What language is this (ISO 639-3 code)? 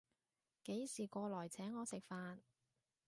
yue